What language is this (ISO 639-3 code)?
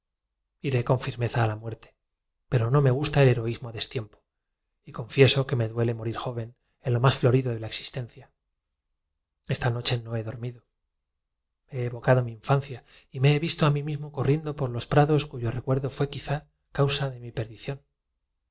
spa